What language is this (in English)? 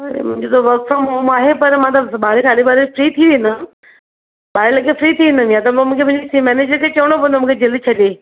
Sindhi